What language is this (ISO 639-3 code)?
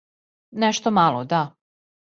srp